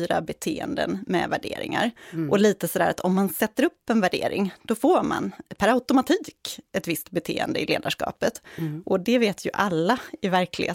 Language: Swedish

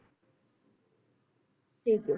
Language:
Punjabi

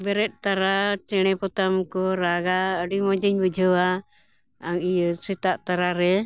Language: Santali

